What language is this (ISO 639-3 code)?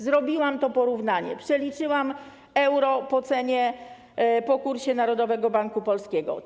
pol